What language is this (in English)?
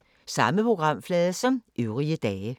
Danish